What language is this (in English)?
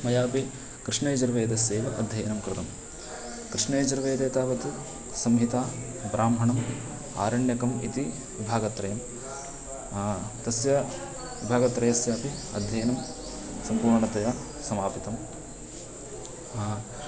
Sanskrit